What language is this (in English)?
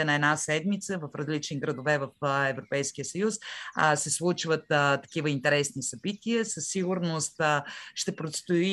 Bulgarian